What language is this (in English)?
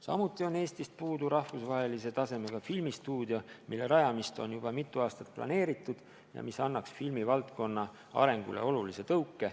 Estonian